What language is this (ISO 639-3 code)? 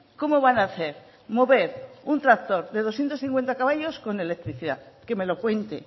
spa